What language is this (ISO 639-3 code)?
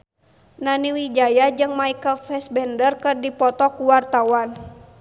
sun